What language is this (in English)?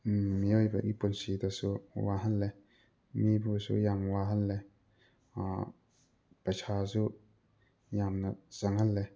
Manipuri